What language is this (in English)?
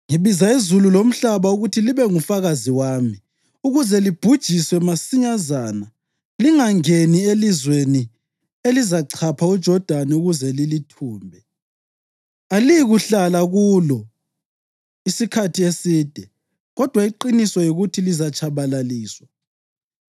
North Ndebele